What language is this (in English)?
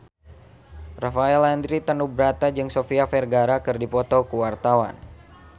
Sundanese